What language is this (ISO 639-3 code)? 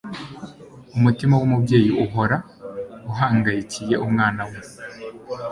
kin